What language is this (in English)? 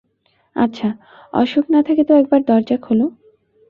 Bangla